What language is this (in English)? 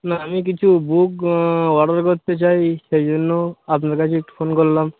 Bangla